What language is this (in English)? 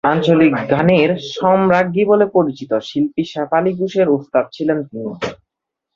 Bangla